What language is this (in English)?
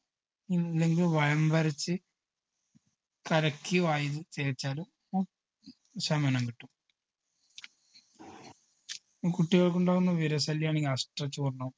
Malayalam